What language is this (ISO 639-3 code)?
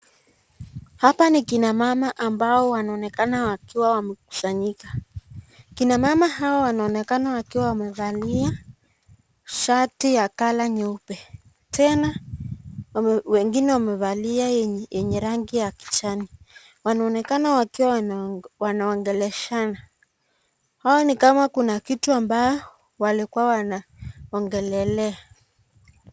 swa